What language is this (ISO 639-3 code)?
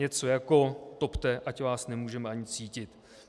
ces